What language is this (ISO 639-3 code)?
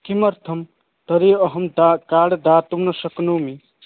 san